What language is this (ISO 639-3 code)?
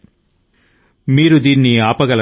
tel